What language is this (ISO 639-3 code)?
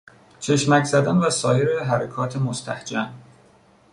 fas